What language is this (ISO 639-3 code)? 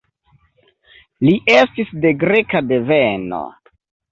epo